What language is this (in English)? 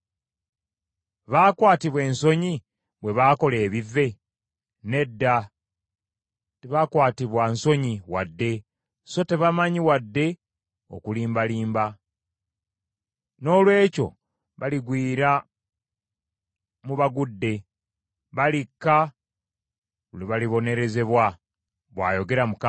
Ganda